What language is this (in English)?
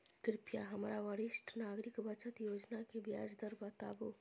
Maithili